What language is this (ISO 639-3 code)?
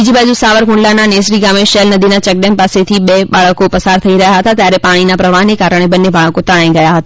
guj